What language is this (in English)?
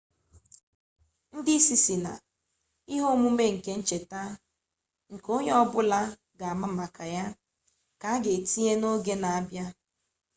Igbo